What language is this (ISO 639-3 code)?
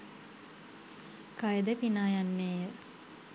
sin